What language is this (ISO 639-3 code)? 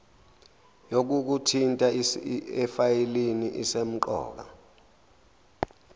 zul